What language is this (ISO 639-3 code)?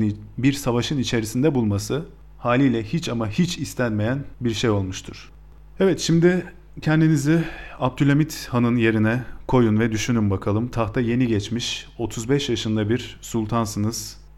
tur